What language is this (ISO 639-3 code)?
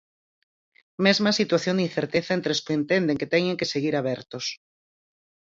glg